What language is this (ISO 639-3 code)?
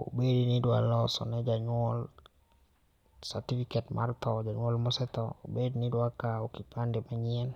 luo